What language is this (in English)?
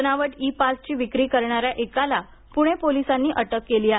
Marathi